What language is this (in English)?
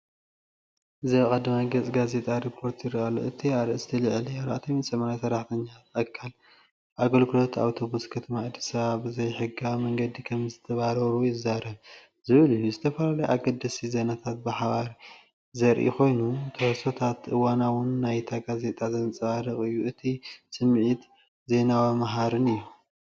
Tigrinya